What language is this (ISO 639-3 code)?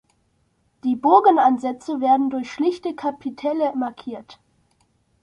deu